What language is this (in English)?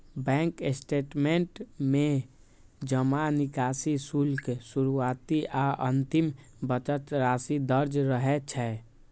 Maithili